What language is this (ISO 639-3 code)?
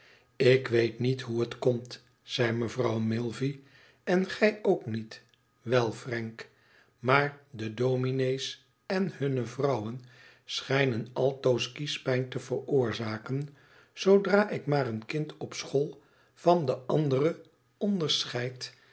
nld